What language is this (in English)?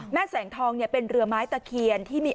Thai